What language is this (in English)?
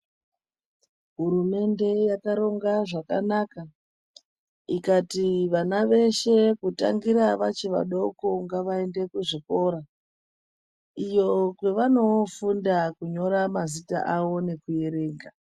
Ndau